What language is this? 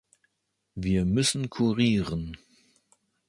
German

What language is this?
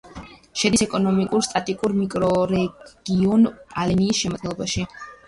Georgian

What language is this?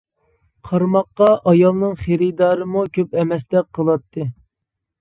Uyghur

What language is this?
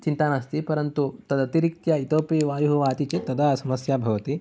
Sanskrit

